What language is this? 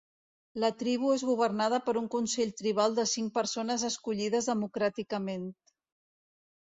Catalan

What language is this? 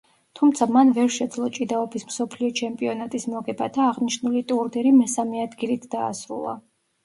Georgian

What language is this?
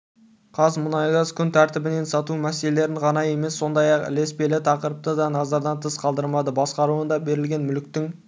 Kazakh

